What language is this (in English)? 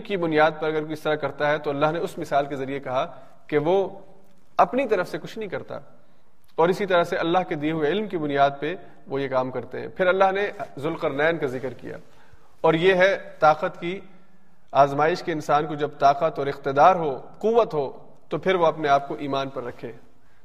Urdu